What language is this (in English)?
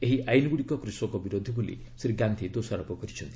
Odia